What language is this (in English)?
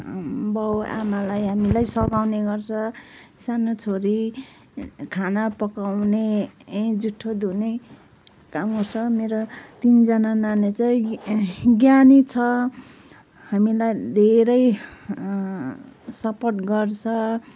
Nepali